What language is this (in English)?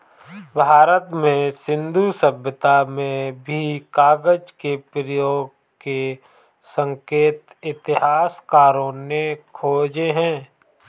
Hindi